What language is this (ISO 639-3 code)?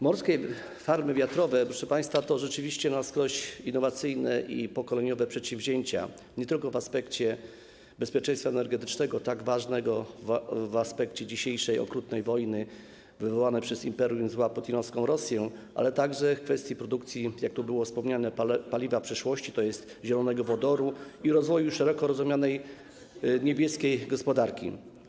pol